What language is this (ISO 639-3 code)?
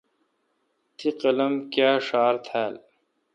xka